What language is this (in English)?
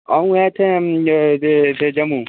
Dogri